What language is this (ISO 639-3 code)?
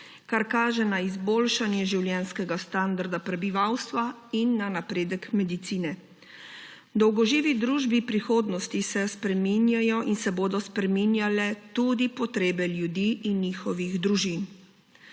slv